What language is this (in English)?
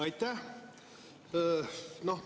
Estonian